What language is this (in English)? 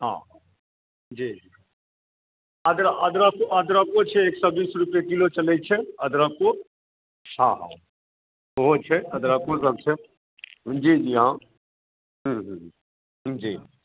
Maithili